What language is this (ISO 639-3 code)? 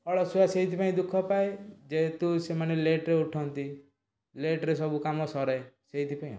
ori